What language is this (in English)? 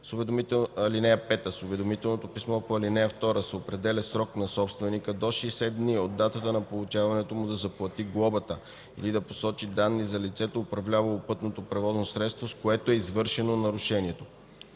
Bulgarian